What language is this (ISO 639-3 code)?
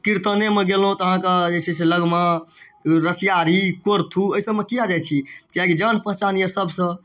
mai